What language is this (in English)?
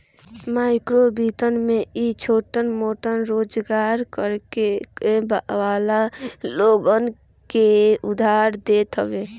Bhojpuri